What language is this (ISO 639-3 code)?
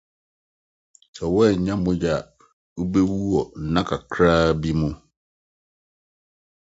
aka